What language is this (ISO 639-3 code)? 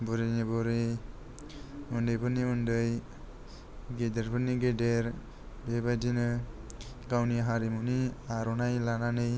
brx